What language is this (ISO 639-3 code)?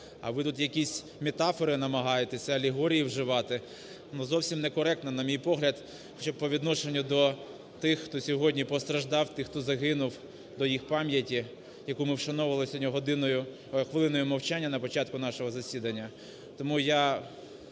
ukr